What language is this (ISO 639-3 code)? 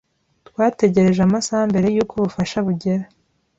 kin